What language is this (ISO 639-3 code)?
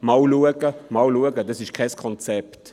gsw